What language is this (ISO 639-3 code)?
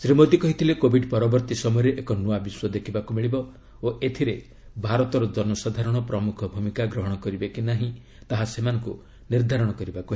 ori